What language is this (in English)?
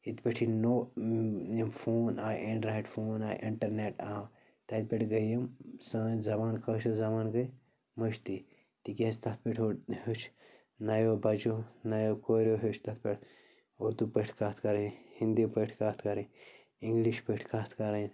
Kashmiri